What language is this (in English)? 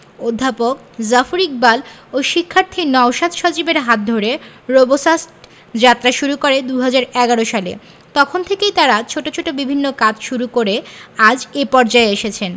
Bangla